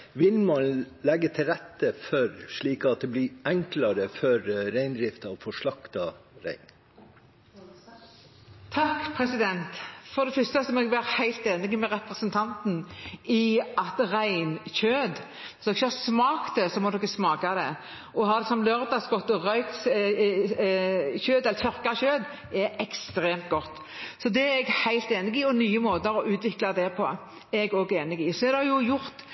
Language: Norwegian Bokmål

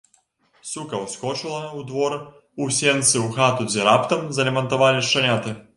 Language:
Belarusian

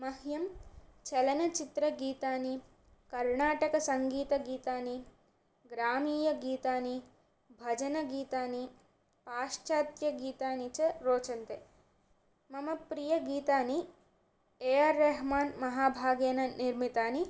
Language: Sanskrit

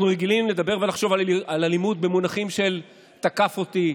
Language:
Hebrew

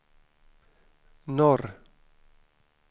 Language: Swedish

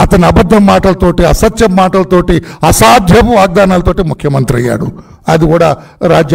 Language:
Hindi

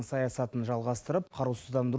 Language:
Kazakh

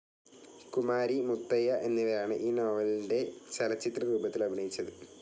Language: Malayalam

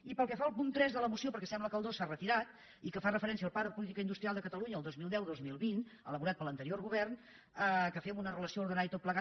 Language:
Catalan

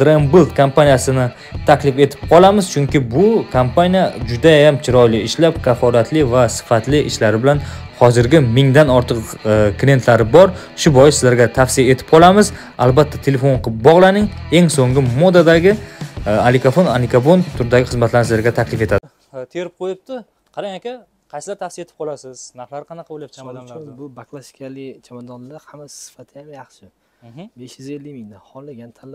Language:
Turkish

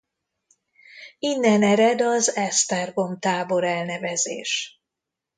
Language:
Hungarian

